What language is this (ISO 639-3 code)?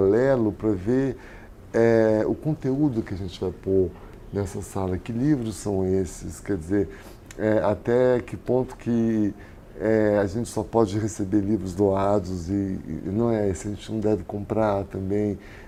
por